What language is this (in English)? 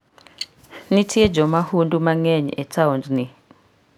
Luo (Kenya and Tanzania)